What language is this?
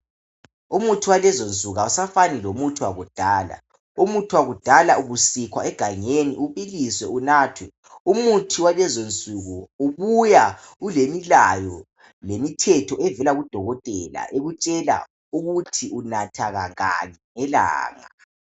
North Ndebele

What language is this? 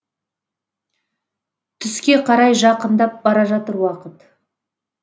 Kazakh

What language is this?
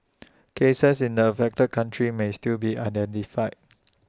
English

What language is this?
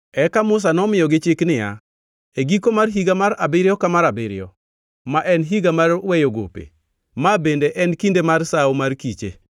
Luo (Kenya and Tanzania)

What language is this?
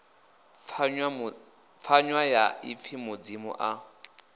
Venda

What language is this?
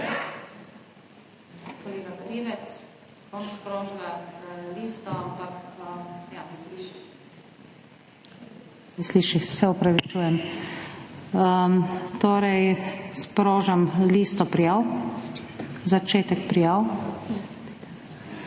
Slovenian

